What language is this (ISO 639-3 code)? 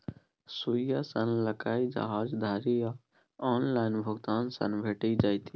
mai